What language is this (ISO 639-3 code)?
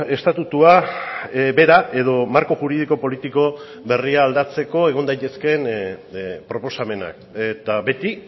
eus